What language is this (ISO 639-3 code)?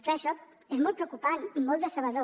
cat